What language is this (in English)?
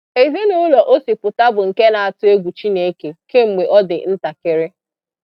Igbo